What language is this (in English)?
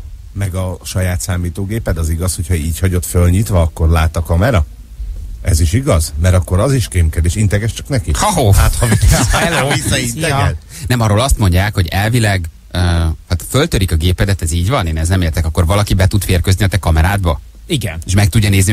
Hungarian